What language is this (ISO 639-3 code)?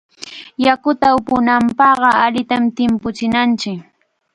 qxa